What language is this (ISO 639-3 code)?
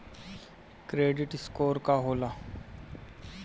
bho